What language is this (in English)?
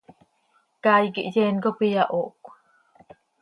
Seri